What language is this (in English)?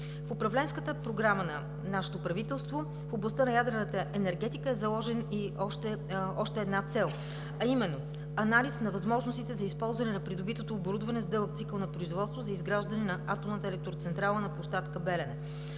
Bulgarian